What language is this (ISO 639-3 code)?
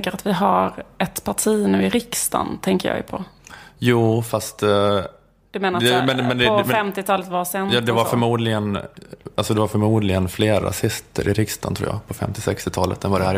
swe